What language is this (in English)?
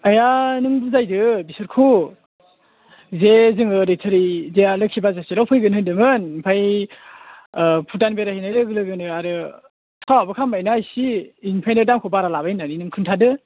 Bodo